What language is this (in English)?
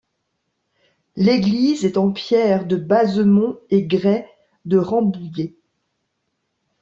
French